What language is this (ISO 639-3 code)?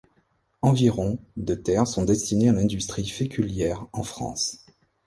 fra